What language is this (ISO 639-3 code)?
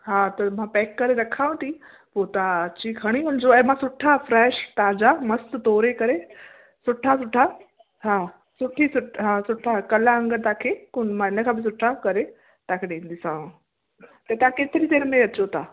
snd